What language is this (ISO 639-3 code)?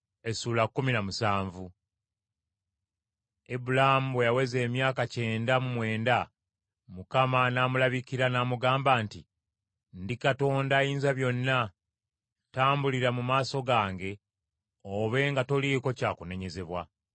lug